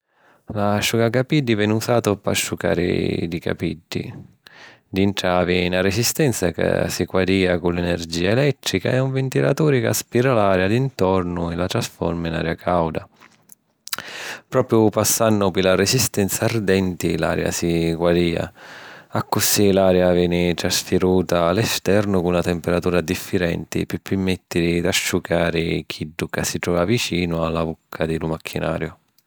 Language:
Sicilian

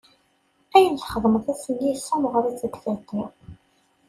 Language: Kabyle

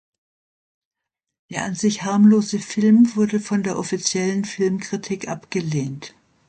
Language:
German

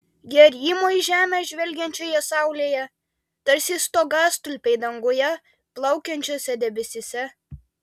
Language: Lithuanian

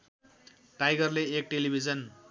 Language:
Nepali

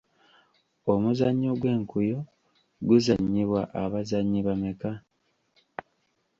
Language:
Ganda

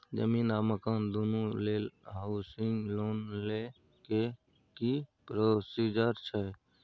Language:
Maithili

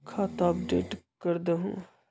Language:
Magahi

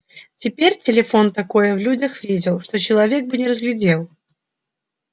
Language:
Russian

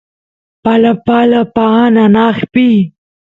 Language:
Santiago del Estero Quichua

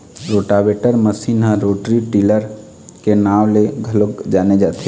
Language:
Chhattisgarhi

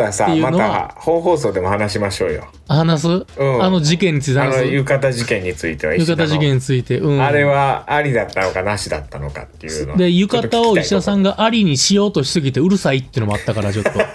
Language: Japanese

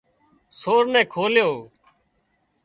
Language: Wadiyara Koli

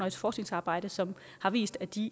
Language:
Danish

